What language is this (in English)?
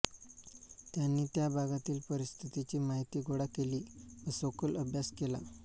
Marathi